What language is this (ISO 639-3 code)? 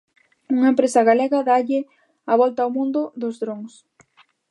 glg